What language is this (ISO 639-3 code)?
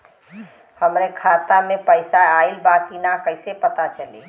bho